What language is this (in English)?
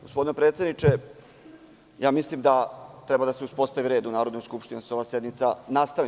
Serbian